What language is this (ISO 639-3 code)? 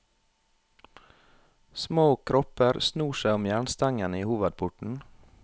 nor